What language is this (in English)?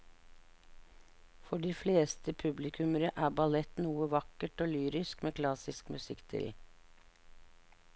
Norwegian